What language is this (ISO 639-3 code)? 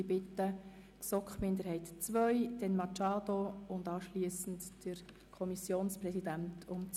gsw